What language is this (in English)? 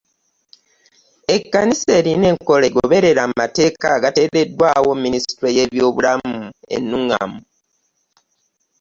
Ganda